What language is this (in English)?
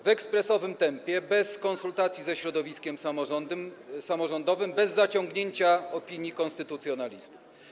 Polish